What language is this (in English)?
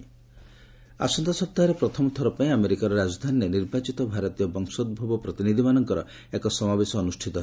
Odia